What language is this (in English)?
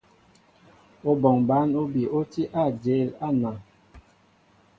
Mbo (Cameroon)